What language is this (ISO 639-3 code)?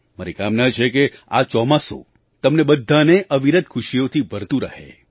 guj